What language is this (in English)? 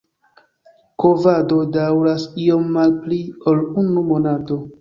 Esperanto